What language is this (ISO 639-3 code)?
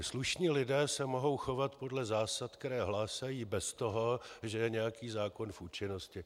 ces